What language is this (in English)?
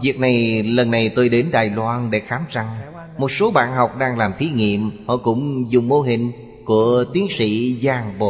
Vietnamese